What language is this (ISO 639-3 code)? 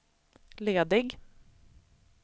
swe